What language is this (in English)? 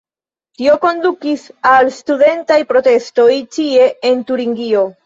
Esperanto